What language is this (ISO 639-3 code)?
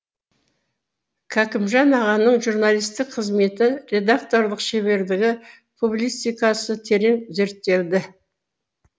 kaz